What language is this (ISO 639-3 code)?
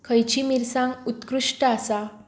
kok